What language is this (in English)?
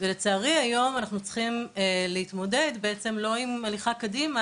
Hebrew